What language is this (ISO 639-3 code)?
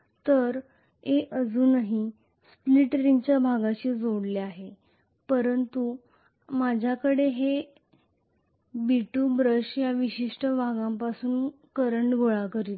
mar